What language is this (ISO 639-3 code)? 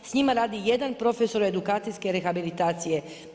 hrv